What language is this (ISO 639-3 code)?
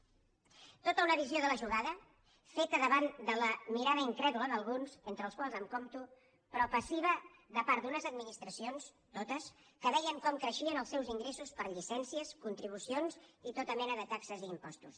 cat